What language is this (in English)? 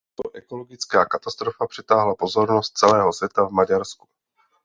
Czech